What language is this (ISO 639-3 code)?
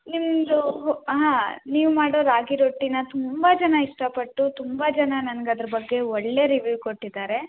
kan